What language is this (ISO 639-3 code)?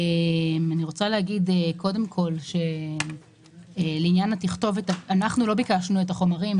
heb